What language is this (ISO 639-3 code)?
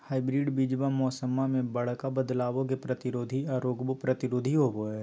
mag